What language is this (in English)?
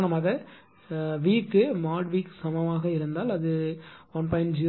Tamil